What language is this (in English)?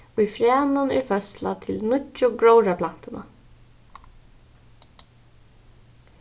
Faroese